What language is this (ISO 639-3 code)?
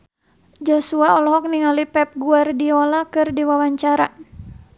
sun